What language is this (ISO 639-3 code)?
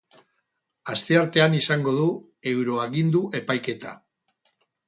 eus